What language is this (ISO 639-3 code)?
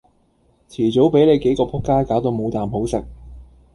yue